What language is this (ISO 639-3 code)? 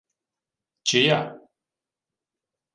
ukr